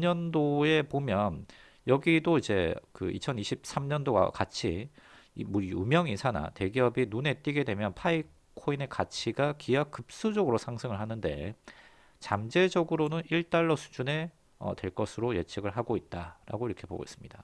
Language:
Korean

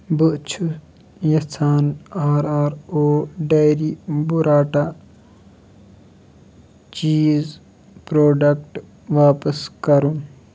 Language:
Kashmiri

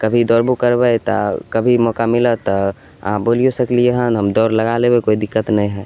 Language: Maithili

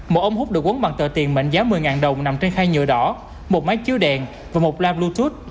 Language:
Vietnamese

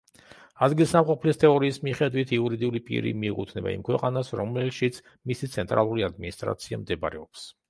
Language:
Georgian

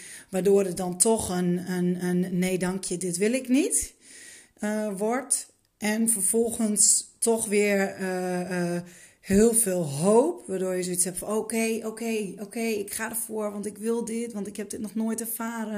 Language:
Dutch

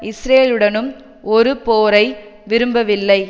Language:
Tamil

